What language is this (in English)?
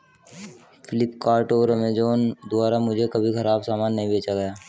Hindi